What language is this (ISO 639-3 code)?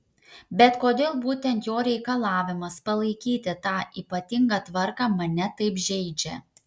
lit